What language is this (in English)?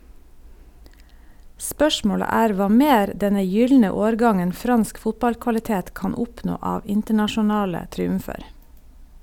Norwegian